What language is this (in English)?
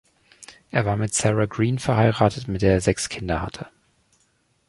German